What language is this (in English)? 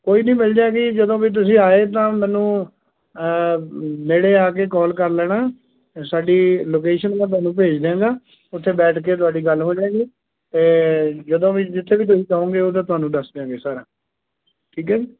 Punjabi